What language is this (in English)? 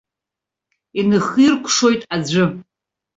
Abkhazian